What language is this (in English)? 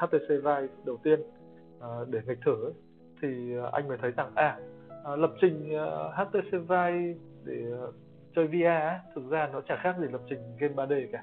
Vietnamese